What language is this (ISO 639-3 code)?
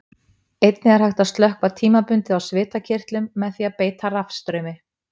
isl